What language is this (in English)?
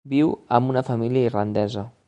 Catalan